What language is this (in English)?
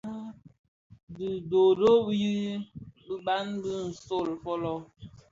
Bafia